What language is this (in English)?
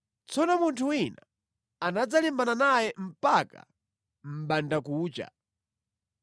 Nyanja